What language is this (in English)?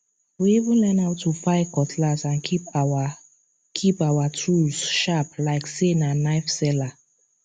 Nigerian Pidgin